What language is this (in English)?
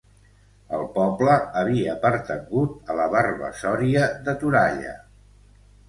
Catalan